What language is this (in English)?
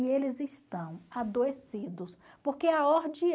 Portuguese